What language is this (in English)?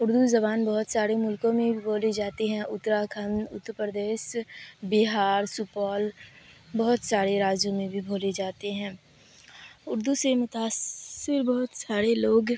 Urdu